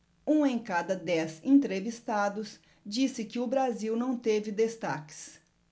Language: Portuguese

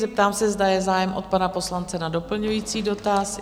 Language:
Czech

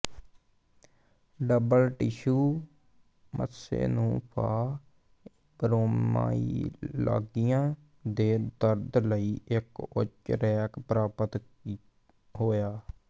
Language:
Punjabi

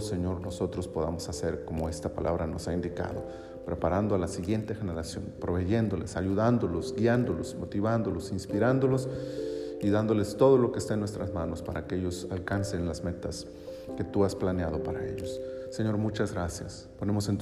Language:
Spanish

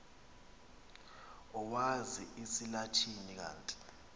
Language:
Xhosa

